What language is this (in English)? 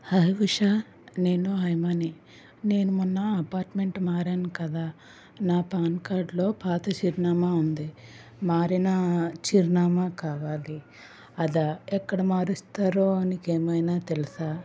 Telugu